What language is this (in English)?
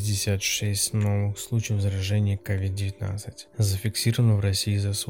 Russian